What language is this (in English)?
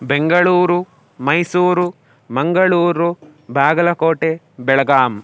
Sanskrit